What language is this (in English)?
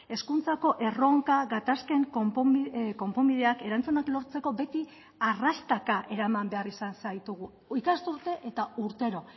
Basque